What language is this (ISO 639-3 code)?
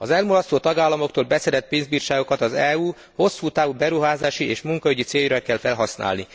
hun